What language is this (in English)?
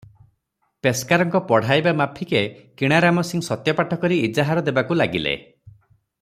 Odia